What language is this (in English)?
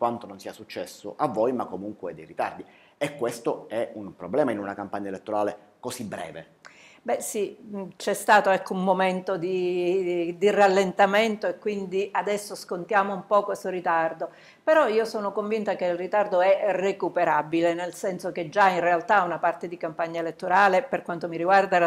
Italian